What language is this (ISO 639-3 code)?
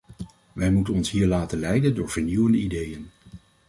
nld